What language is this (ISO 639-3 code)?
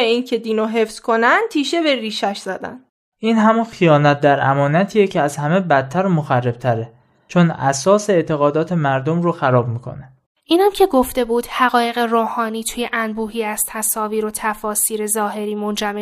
fas